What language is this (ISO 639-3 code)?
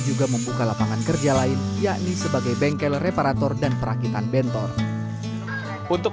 ind